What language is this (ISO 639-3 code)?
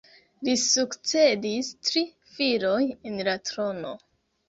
epo